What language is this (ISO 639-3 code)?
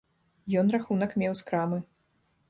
bel